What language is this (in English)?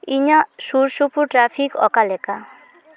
Santali